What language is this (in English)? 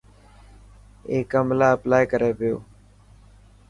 Dhatki